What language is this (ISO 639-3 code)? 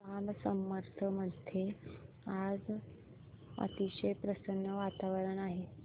mar